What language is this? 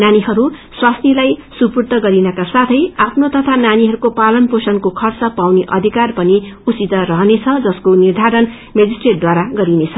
Nepali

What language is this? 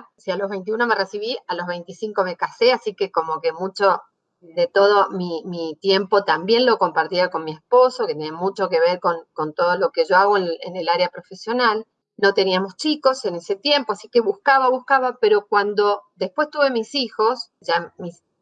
Spanish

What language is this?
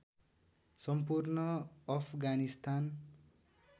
Nepali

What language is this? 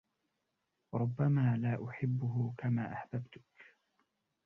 Arabic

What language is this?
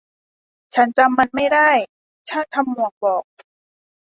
Thai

